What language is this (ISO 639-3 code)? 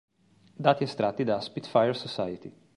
ita